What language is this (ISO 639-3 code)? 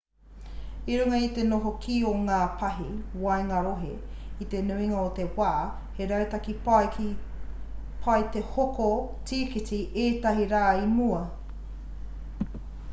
mri